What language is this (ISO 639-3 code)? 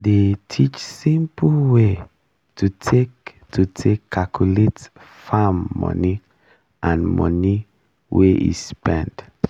pcm